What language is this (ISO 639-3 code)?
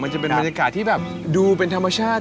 tha